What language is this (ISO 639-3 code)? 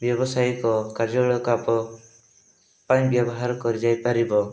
ori